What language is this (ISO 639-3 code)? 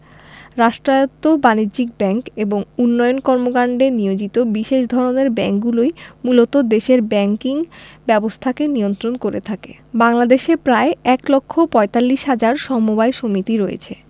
ben